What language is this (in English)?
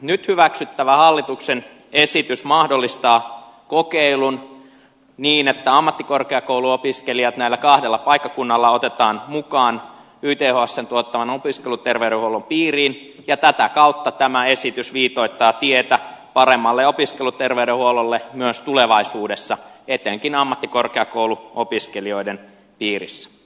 Finnish